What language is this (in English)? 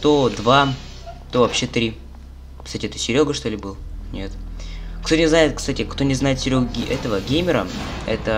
Russian